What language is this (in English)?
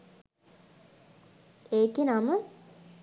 Sinhala